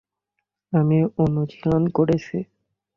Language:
Bangla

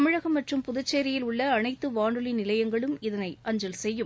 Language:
Tamil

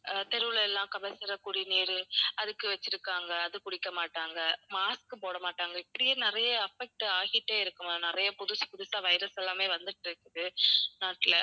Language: Tamil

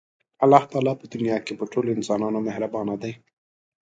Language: Pashto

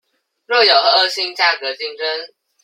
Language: Chinese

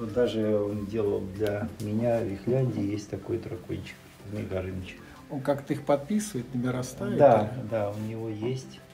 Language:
Russian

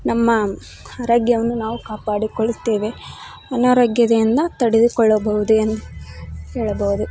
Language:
Kannada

